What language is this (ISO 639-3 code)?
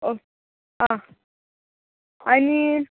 kok